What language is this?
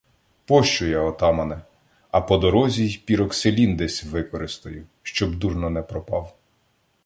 Ukrainian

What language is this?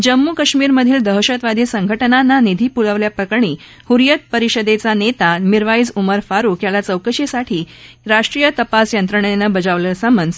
Marathi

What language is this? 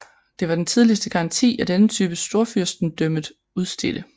Danish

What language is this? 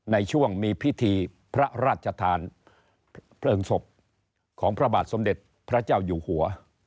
Thai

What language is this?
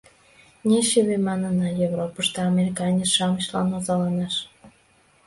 Mari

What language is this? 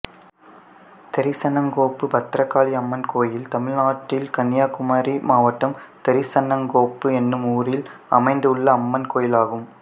Tamil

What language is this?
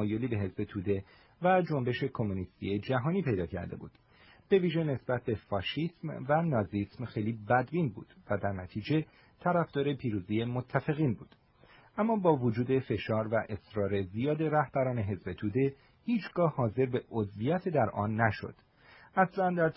Persian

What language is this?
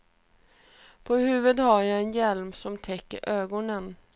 Swedish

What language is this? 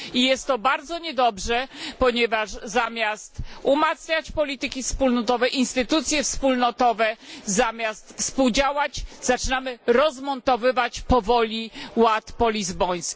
Polish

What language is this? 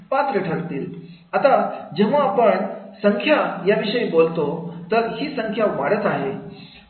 Marathi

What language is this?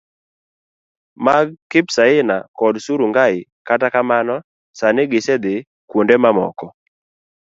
Luo (Kenya and Tanzania)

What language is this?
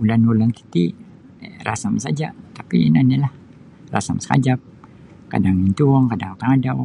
Sabah Bisaya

